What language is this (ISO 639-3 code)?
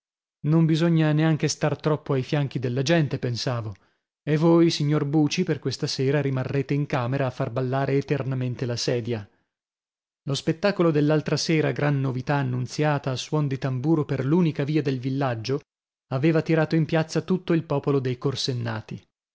ita